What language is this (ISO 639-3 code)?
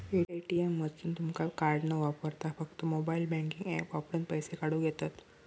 mar